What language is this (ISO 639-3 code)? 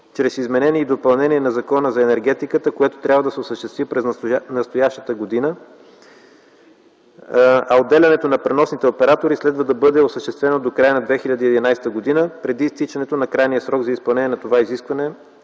bul